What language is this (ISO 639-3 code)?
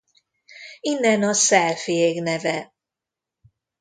hun